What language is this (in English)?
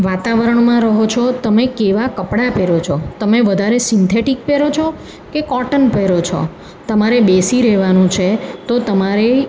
Gujarati